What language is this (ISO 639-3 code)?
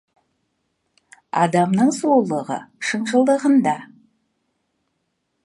kaz